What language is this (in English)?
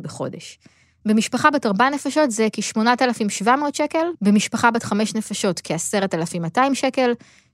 Hebrew